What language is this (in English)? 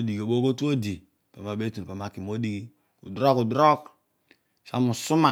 Odual